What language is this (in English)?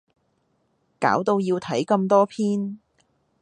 Cantonese